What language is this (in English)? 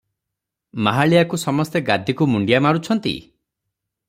Odia